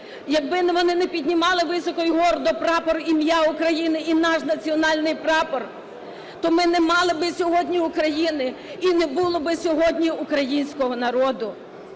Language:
Ukrainian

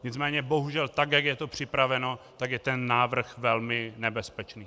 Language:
Czech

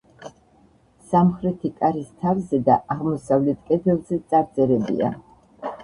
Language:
Georgian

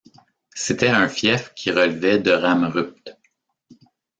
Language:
French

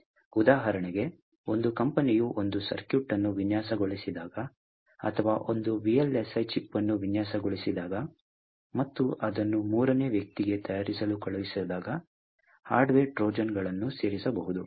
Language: Kannada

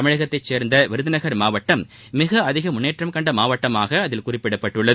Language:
Tamil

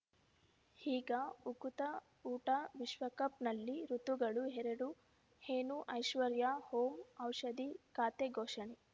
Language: Kannada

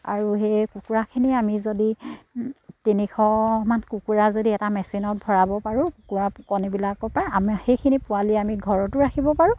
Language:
Assamese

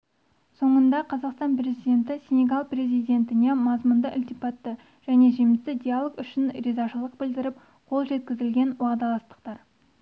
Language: Kazakh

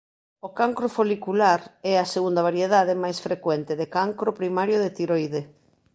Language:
Galician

